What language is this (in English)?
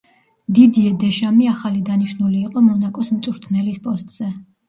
Georgian